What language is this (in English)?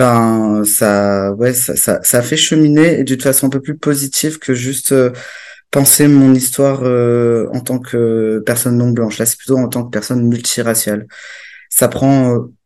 French